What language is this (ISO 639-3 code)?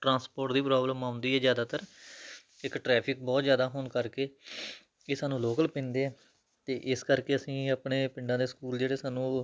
pan